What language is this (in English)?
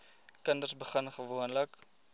Afrikaans